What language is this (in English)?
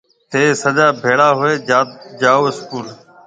Marwari (Pakistan)